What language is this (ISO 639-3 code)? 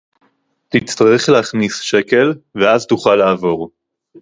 heb